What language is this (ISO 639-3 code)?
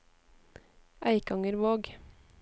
nor